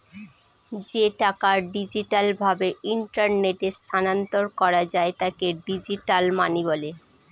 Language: Bangla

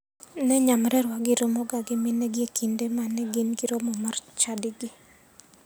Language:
Luo (Kenya and Tanzania)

